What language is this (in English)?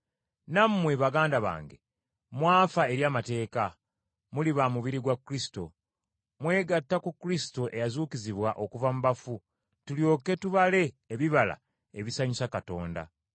Ganda